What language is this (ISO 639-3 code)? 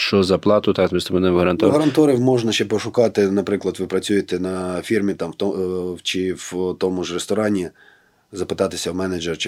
ukr